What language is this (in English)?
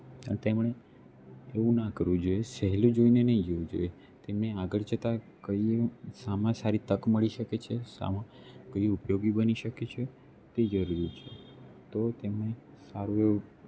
Gujarati